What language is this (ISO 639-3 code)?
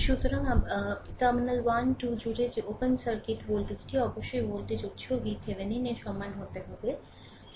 ben